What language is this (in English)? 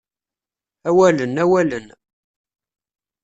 Kabyle